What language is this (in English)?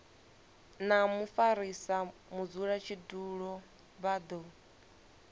Venda